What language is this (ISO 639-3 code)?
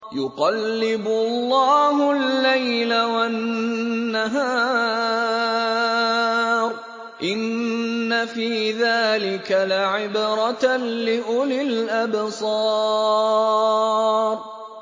ara